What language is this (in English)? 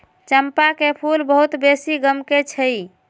Magahi